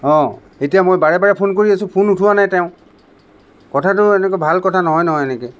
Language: Assamese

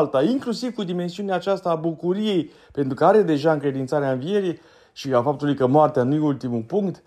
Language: Romanian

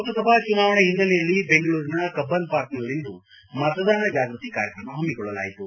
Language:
Kannada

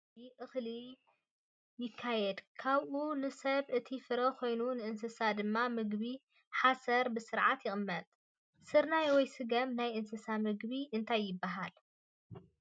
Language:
Tigrinya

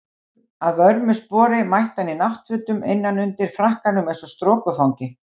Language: Icelandic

